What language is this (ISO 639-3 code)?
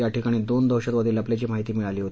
mar